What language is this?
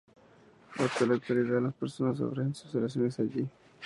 Spanish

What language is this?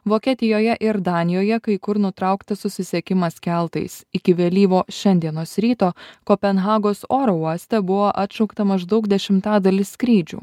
Lithuanian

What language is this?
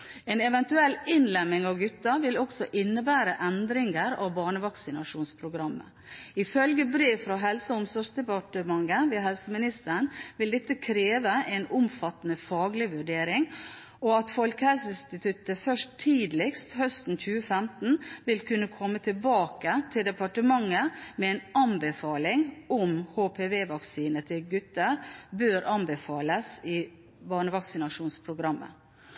Norwegian Bokmål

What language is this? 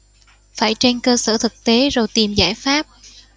Vietnamese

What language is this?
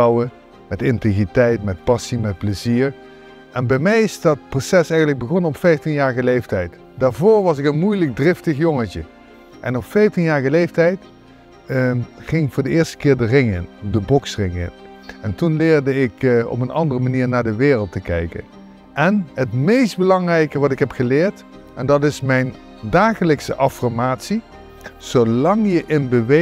Dutch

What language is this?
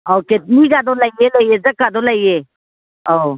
Manipuri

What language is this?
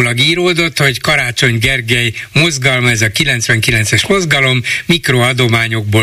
Hungarian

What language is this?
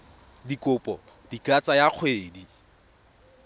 Tswana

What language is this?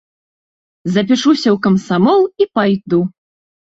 Belarusian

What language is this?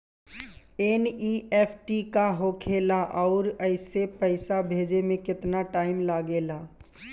Bhojpuri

